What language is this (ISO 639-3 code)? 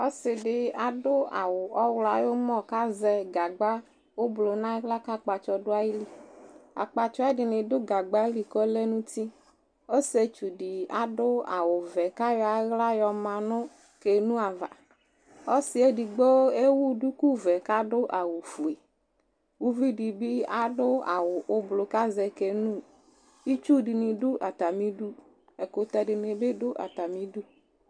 kpo